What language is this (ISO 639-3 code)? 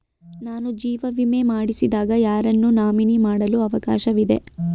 kan